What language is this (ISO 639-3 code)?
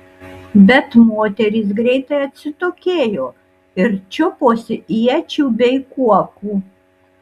lit